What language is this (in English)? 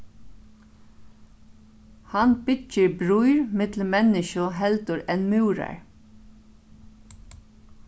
Faroese